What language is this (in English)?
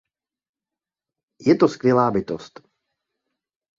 Czech